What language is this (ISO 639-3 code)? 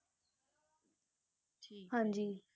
pan